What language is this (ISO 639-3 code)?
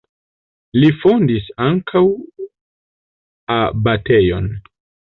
epo